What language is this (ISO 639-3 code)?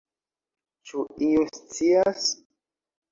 epo